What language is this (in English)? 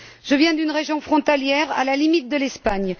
French